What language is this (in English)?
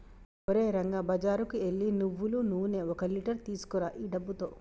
Telugu